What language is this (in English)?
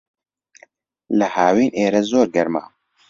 Central Kurdish